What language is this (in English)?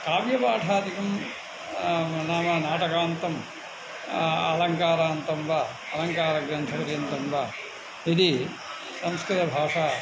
Sanskrit